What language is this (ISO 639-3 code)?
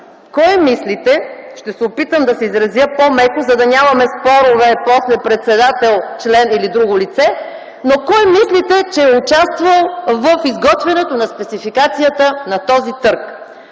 bul